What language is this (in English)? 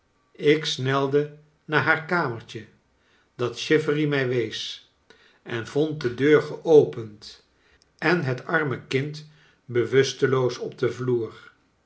Dutch